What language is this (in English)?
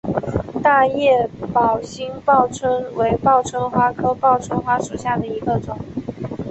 Chinese